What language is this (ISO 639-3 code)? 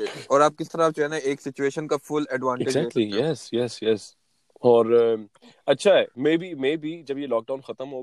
urd